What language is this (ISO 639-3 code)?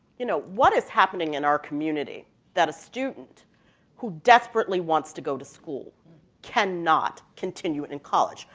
eng